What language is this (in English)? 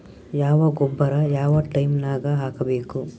Kannada